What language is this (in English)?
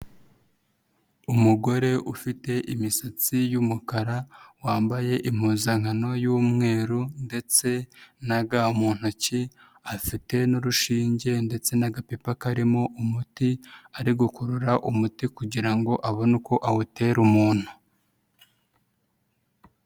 Kinyarwanda